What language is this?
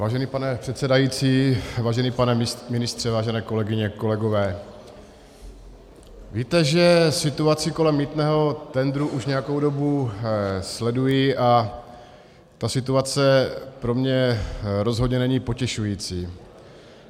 Czech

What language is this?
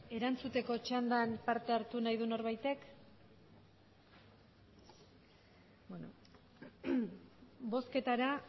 Basque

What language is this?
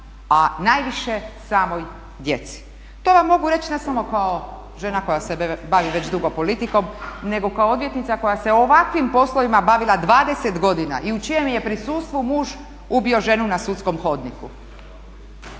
Croatian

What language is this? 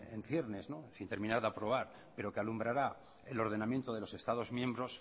Spanish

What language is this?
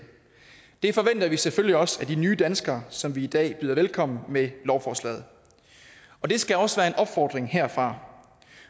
Danish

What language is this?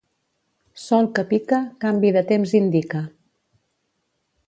Catalan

